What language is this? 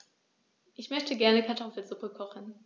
German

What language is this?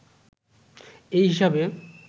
Bangla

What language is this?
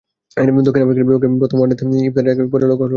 Bangla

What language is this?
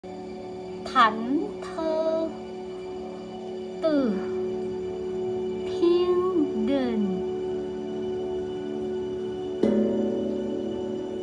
Vietnamese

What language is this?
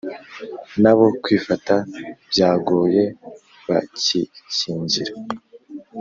Kinyarwanda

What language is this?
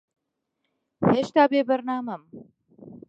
Central Kurdish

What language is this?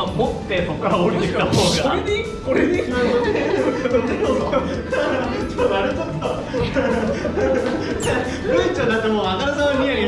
Japanese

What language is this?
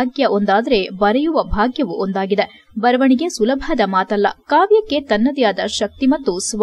Kannada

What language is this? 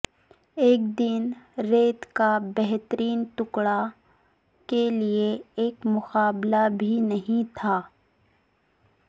Urdu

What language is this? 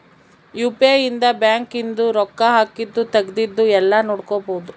Kannada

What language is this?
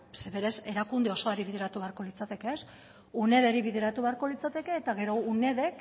Basque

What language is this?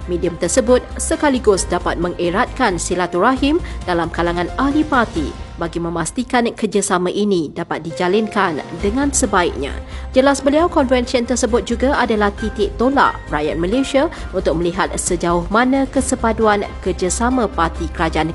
Malay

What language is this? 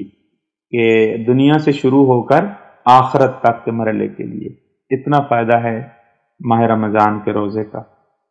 Hindi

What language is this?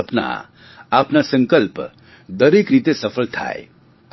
Gujarati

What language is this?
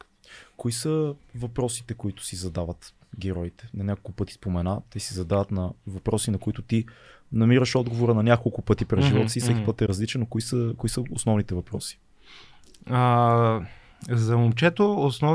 Bulgarian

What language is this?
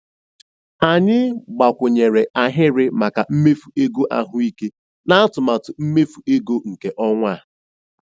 Igbo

